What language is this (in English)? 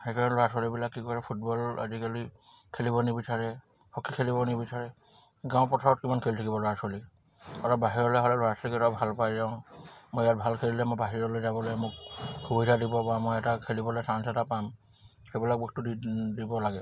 Assamese